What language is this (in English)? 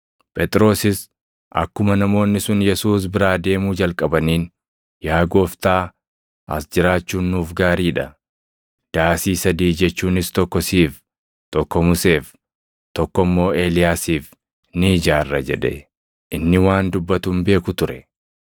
Oromo